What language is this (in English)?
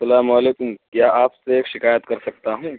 Urdu